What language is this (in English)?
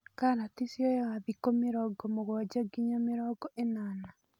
Kikuyu